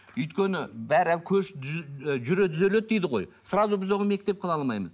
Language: Kazakh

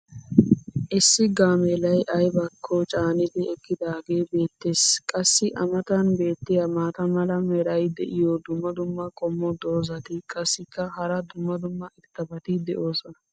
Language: Wolaytta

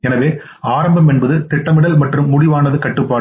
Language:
Tamil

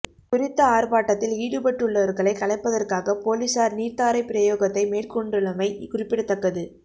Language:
Tamil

